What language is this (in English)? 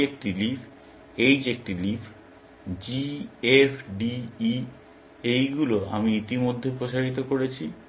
Bangla